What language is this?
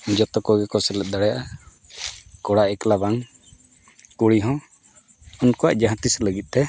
Santali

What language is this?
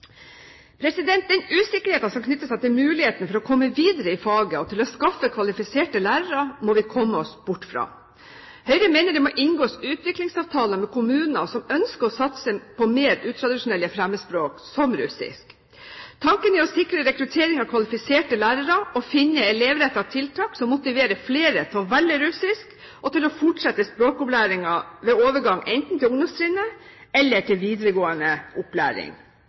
Norwegian Bokmål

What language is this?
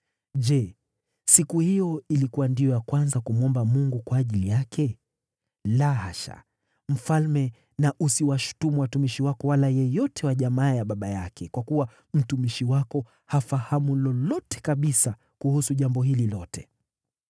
Swahili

